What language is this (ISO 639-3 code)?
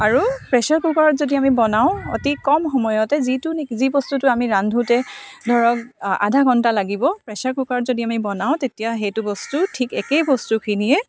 asm